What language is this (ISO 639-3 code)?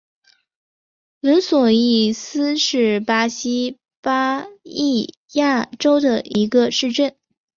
zho